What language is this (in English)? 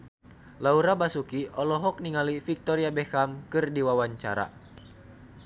Sundanese